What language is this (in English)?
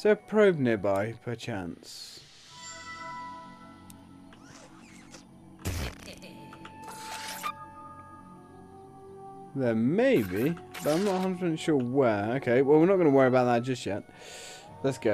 English